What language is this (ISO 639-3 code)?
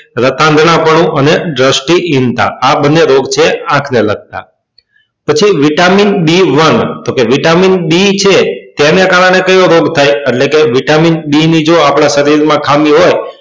guj